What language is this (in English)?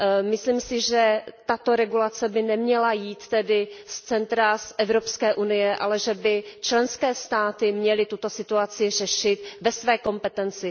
Czech